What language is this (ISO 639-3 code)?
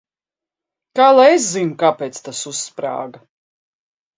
lav